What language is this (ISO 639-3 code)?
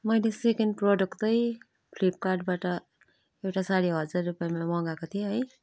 nep